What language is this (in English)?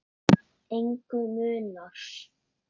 Icelandic